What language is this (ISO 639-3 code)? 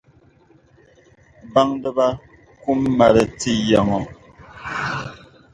dag